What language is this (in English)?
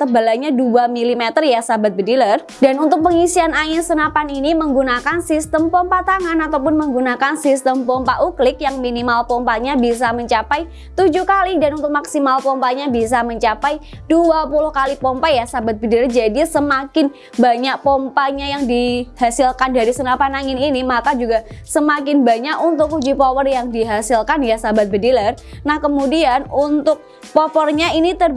Indonesian